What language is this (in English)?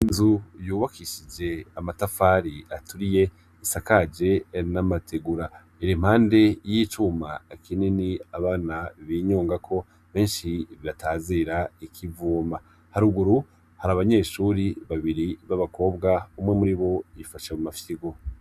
Rundi